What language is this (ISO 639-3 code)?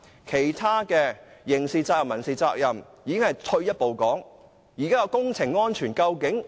yue